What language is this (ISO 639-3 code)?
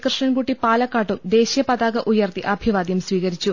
mal